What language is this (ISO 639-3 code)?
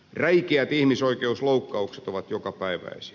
fin